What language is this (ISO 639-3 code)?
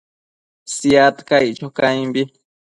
mcf